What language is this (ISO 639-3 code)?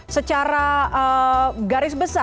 ind